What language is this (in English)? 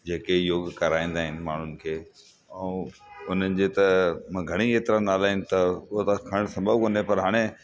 Sindhi